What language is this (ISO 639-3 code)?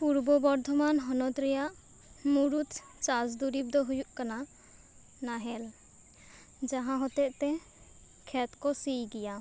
sat